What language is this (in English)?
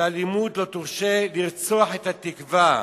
Hebrew